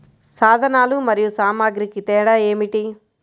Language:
Telugu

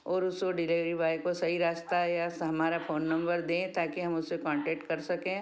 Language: Hindi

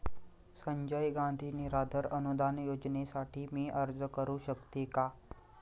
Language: Marathi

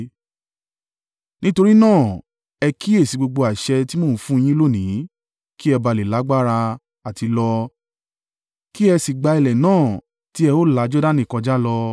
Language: Yoruba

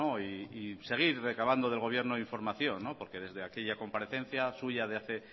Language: Spanish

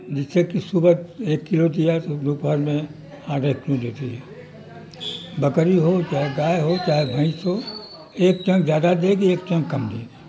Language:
Urdu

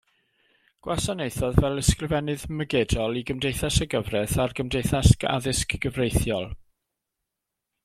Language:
Welsh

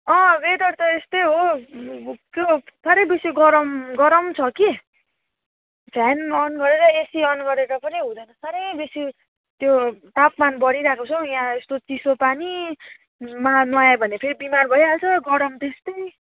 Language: Nepali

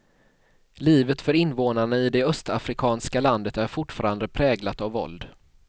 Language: Swedish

